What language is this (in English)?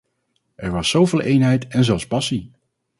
Dutch